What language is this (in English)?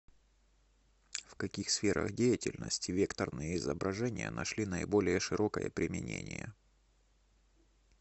Russian